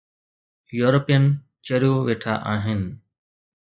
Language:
Sindhi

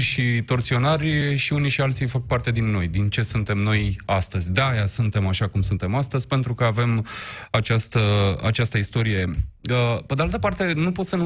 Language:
Romanian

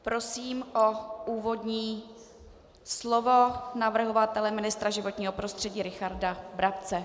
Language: Czech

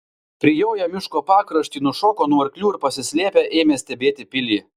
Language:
Lithuanian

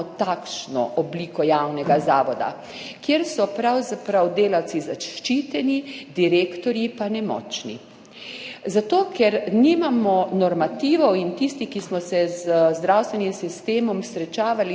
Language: Slovenian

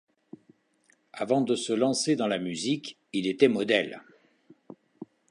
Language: French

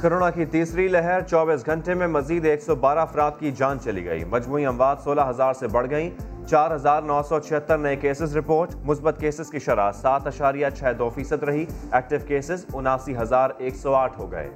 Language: Urdu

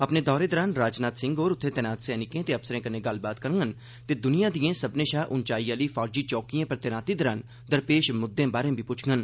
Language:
Dogri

